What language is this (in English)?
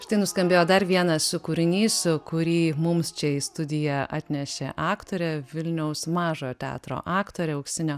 Lithuanian